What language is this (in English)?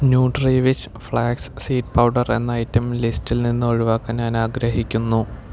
Malayalam